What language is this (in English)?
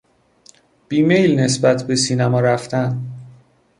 Persian